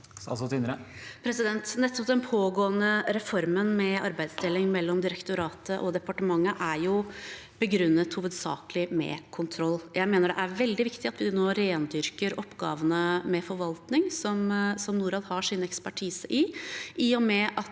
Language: Norwegian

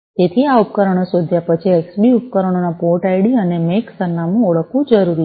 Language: Gujarati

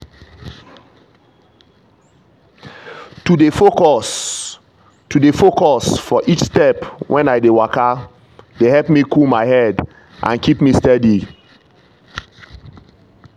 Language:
Nigerian Pidgin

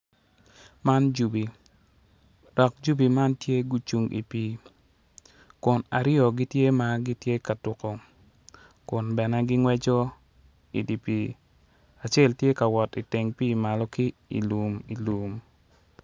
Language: Acoli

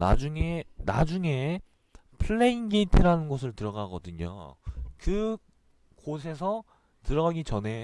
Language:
Korean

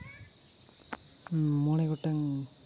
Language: Santali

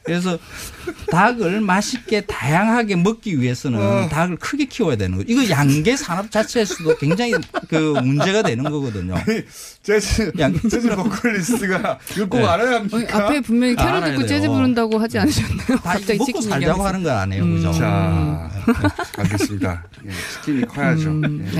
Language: Korean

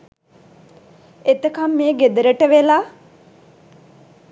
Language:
Sinhala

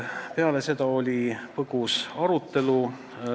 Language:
Estonian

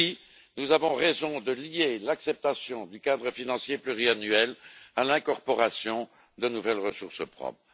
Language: French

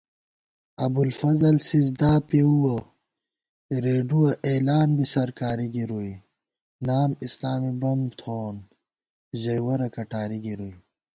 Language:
Gawar-Bati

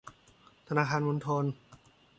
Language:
Thai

